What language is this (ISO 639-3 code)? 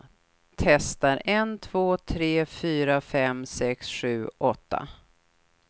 swe